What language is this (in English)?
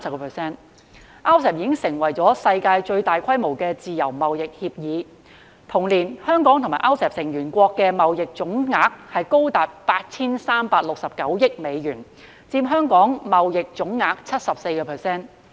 Cantonese